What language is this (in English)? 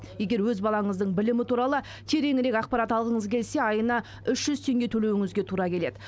Kazakh